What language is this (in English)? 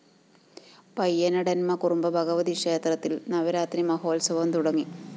Malayalam